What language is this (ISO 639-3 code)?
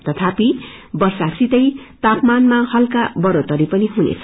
nep